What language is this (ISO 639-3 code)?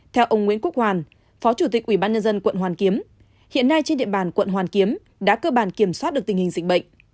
vie